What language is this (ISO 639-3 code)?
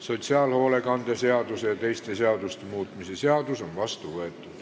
est